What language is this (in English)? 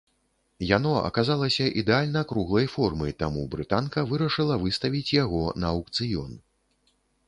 Belarusian